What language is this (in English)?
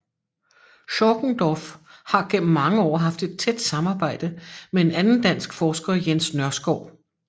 Danish